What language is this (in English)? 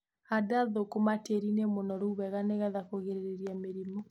Kikuyu